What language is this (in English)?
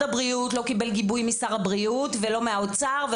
Hebrew